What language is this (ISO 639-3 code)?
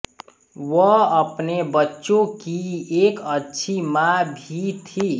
hin